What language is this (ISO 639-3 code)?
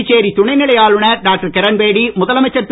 tam